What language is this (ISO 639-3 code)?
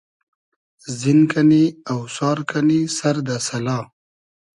haz